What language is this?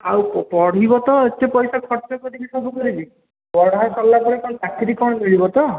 Odia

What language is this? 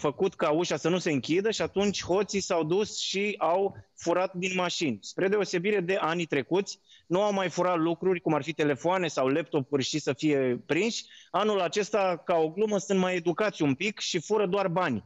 Romanian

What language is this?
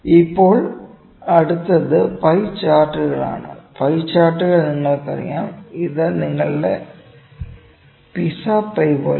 Malayalam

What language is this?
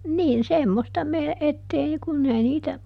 Finnish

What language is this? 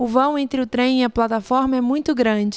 Portuguese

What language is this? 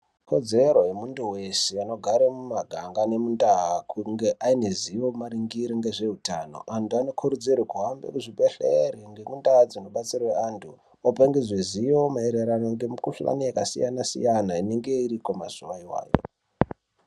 Ndau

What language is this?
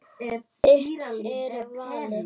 Icelandic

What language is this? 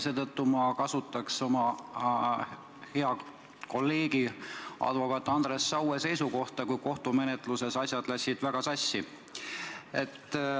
Estonian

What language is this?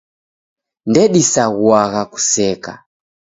Taita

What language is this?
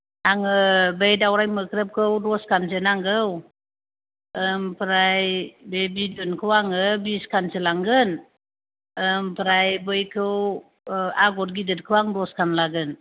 Bodo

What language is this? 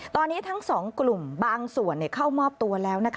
Thai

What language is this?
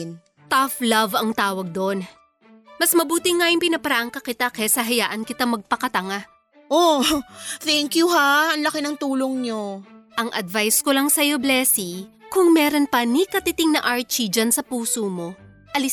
Filipino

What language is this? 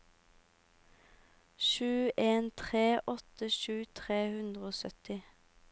Norwegian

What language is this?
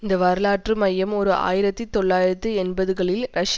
Tamil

